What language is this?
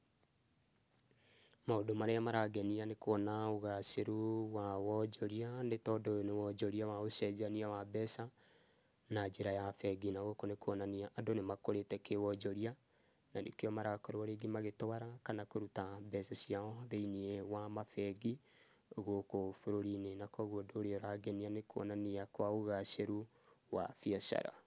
Kikuyu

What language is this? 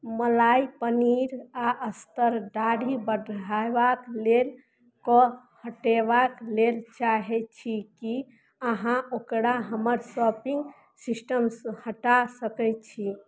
Maithili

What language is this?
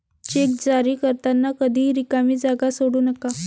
Marathi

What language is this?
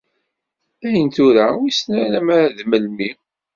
Kabyle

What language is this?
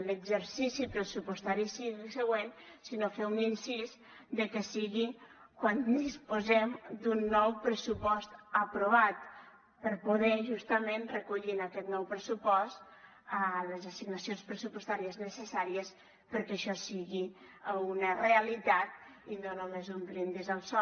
Catalan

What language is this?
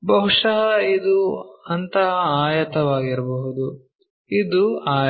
Kannada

